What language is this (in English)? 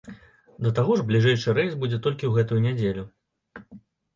Belarusian